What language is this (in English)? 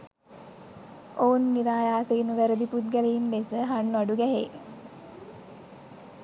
Sinhala